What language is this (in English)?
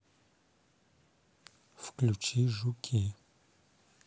Russian